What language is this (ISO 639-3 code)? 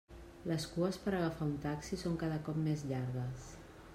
cat